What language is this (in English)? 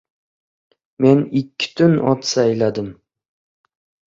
Uzbek